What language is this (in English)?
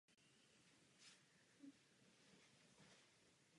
Czech